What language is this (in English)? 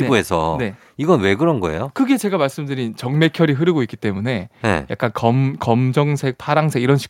Korean